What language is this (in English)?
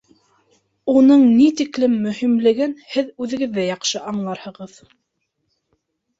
Bashkir